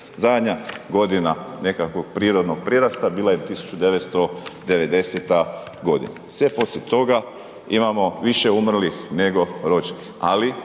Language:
Croatian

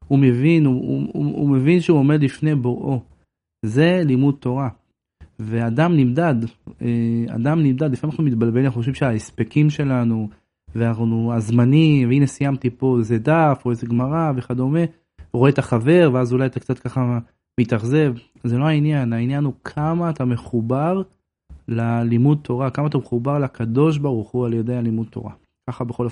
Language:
Hebrew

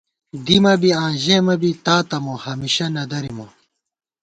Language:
Gawar-Bati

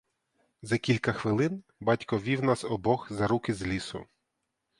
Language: Ukrainian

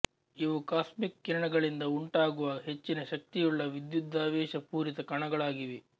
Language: Kannada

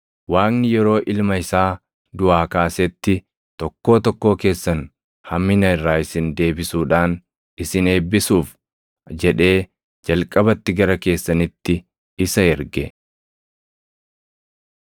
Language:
Oromo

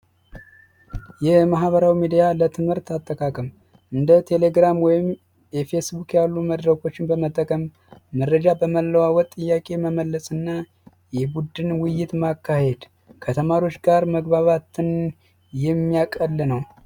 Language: Amharic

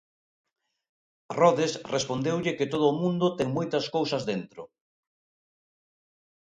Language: Galician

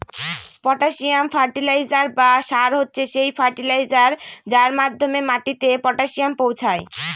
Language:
Bangla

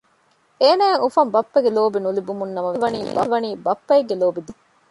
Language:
Divehi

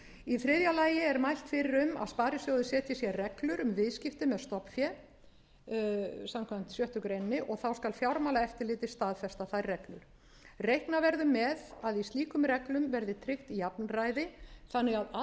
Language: Icelandic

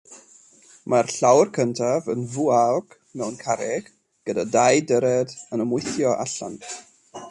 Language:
Welsh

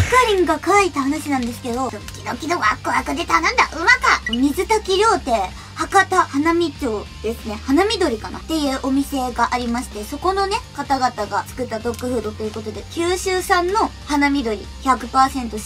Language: Japanese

